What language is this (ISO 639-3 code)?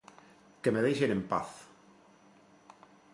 glg